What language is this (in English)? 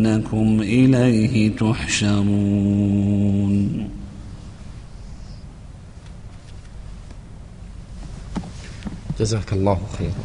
Arabic